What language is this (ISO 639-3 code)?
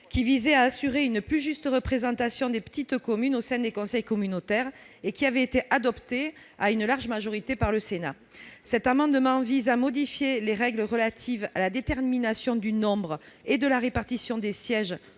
fra